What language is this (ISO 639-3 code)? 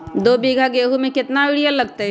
mag